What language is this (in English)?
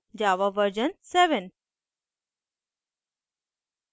Hindi